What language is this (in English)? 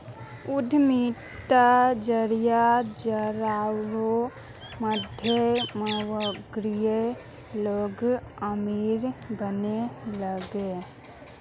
Magahi